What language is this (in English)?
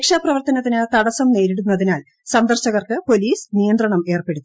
Malayalam